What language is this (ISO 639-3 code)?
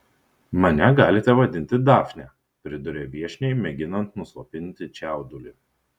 lit